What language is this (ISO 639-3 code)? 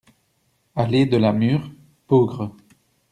fra